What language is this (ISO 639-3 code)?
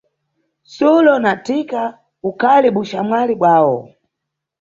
nyu